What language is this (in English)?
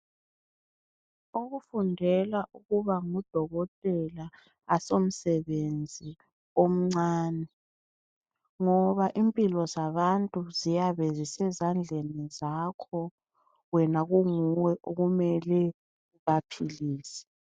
North Ndebele